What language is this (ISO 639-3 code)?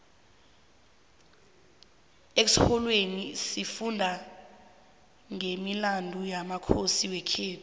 nbl